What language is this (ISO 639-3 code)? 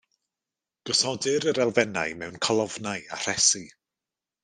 cym